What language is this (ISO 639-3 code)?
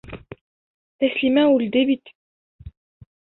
bak